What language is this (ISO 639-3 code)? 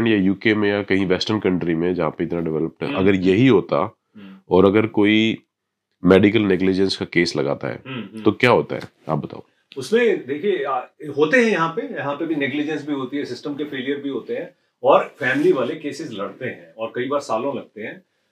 hin